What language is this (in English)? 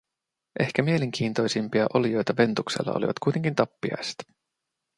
Finnish